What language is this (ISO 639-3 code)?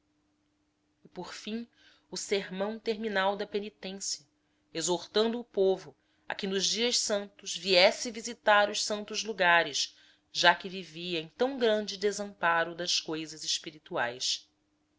por